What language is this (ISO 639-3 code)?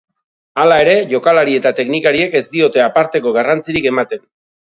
eus